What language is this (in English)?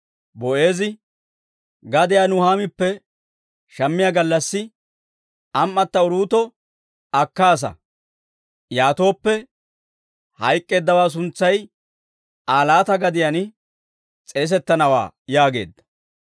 Dawro